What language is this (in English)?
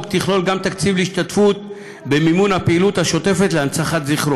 Hebrew